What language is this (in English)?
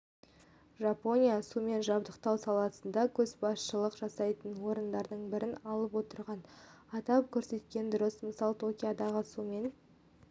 Kazakh